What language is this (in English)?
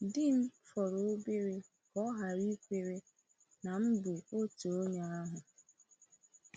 Igbo